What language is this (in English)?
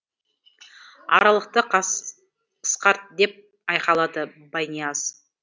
Kazakh